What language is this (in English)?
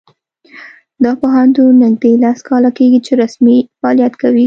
Pashto